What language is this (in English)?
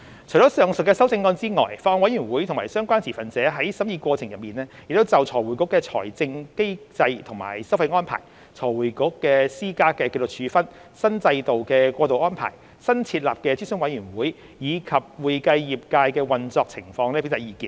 Cantonese